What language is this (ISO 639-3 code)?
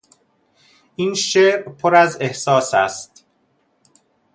fas